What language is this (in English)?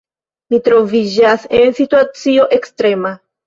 Esperanto